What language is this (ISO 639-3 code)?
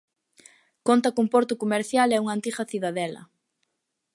glg